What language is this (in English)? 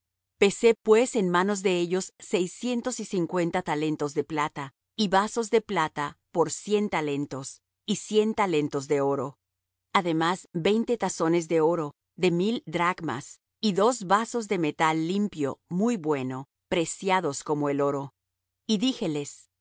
Spanish